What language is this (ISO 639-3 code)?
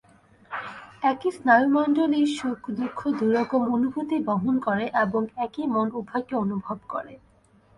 ben